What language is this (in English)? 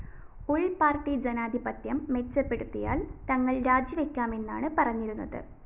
Malayalam